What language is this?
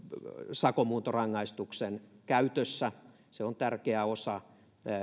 Finnish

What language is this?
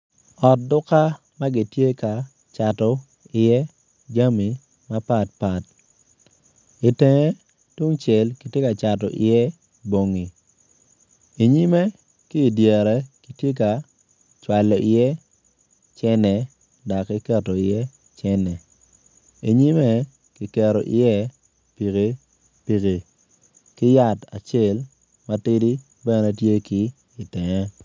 Acoli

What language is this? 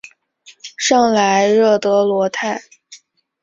Chinese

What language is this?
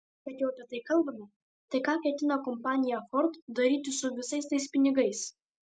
Lithuanian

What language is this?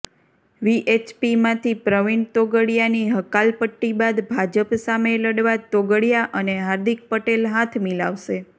Gujarati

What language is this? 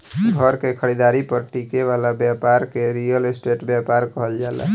Bhojpuri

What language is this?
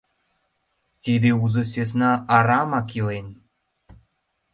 Mari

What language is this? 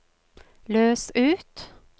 Norwegian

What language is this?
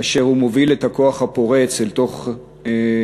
Hebrew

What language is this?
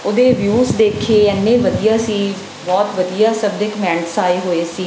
Punjabi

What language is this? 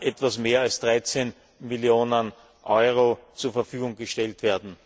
German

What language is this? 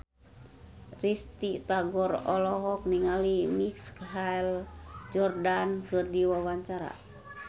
Sundanese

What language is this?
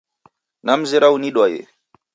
Taita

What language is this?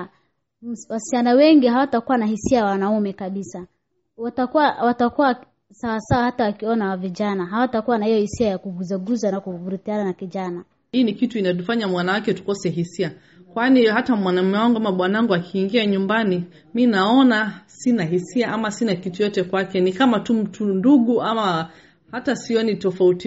Swahili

